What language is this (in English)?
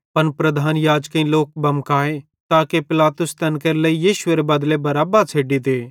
Bhadrawahi